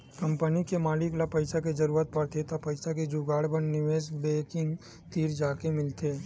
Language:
Chhattisgarhi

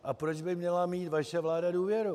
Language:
Czech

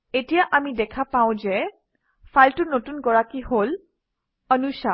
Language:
Assamese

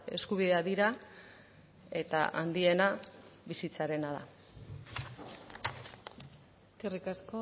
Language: Basque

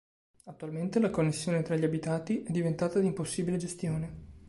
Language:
Italian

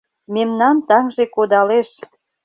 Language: Mari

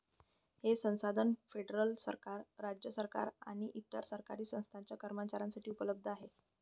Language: Marathi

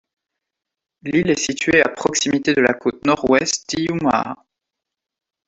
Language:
French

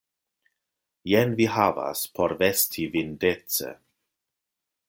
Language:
Esperanto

